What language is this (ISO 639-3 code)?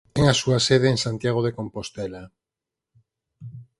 glg